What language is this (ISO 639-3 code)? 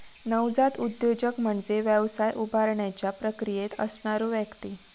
mar